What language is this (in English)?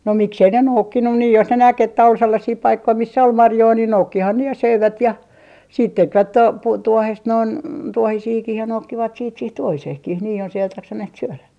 Finnish